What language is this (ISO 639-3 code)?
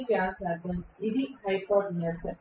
tel